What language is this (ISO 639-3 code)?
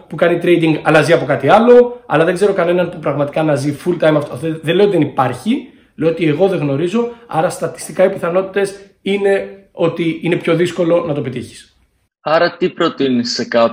ell